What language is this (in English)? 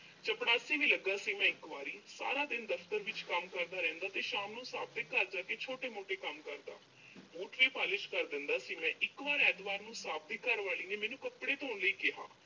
Punjabi